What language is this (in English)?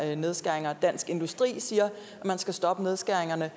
Danish